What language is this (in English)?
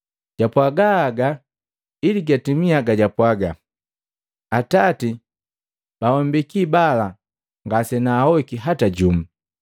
Matengo